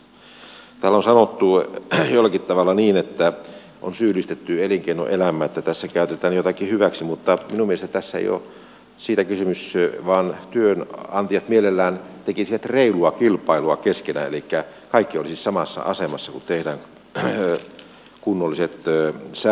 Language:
Finnish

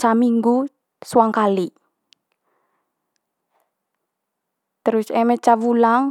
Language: Manggarai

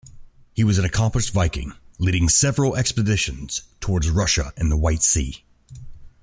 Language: English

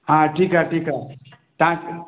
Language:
Sindhi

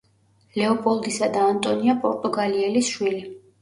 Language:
Georgian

